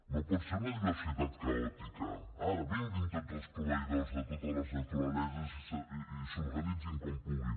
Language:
Catalan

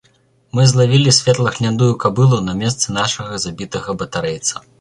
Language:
Belarusian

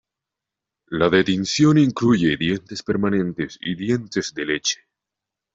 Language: Spanish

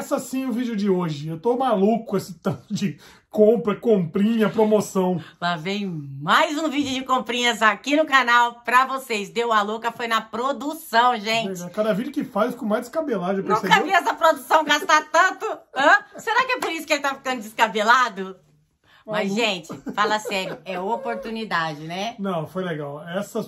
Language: Portuguese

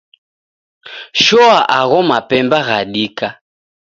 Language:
Taita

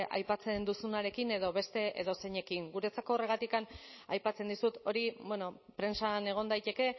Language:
Basque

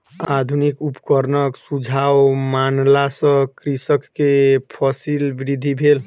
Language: Maithili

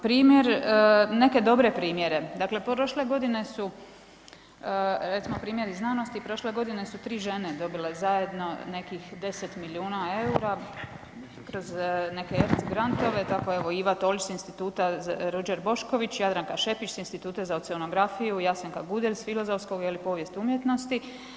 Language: Croatian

